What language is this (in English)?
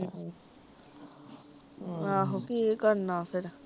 Punjabi